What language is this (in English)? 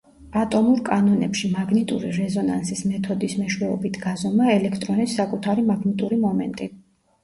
Georgian